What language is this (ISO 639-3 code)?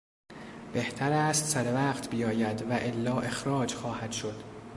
fas